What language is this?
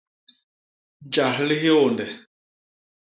Basaa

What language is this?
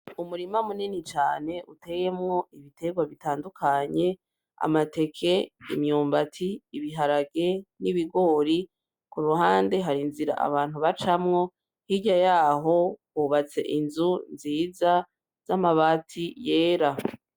Rundi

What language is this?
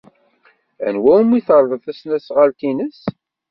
Kabyle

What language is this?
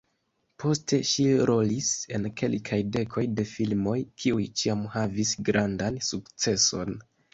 Esperanto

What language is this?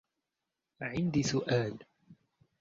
Arabic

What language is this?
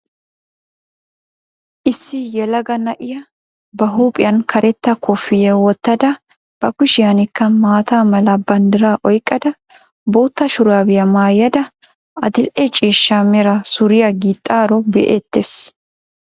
Wolaytta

